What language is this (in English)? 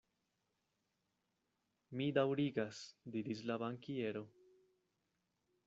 Esperanto